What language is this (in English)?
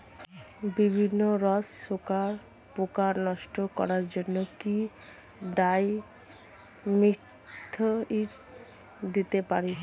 Bangla